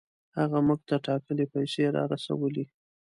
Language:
Pashto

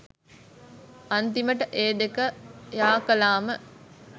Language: Sinhala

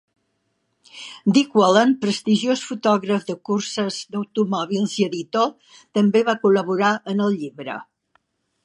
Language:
Catalan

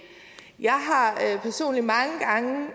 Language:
Danish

